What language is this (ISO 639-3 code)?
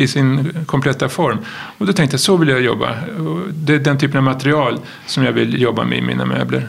swe